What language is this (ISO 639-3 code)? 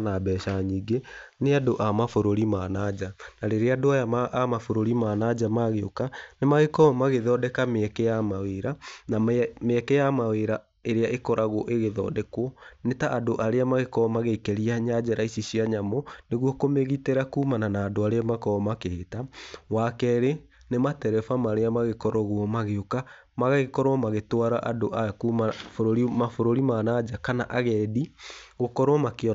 kik